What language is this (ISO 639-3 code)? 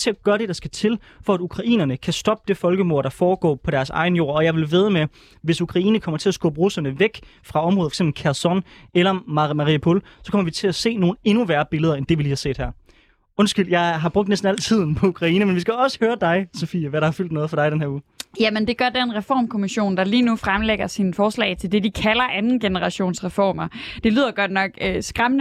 dan